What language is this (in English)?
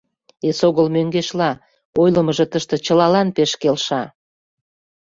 Mari